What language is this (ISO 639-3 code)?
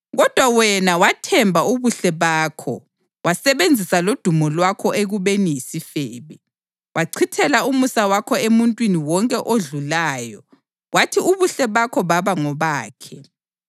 nde